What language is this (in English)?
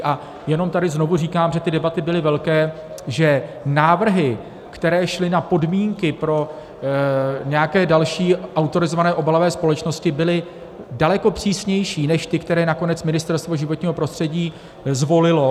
Czech